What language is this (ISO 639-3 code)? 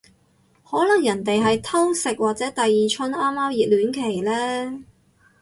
yue